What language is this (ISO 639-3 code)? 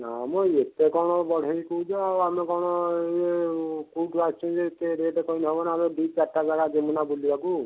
ori